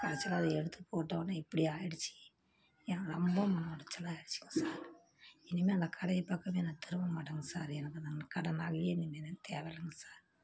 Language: Tamil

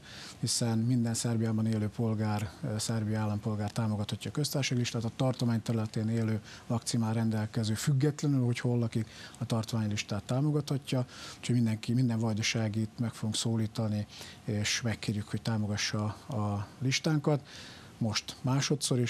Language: Hungarian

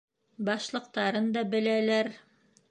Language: Bashkir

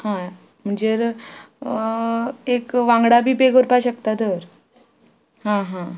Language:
Konkani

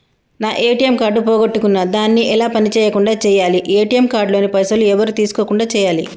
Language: Telugu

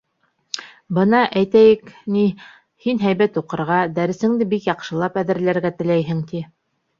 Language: Bashkir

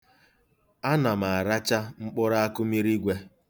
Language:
Igbo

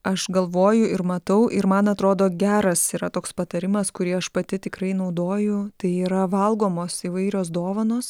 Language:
Lithuanian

